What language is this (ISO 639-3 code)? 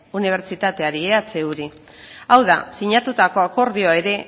eus